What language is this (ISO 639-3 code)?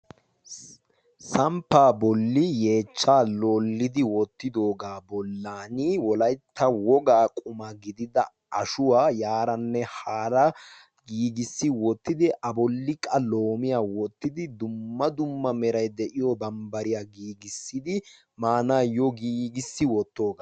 wal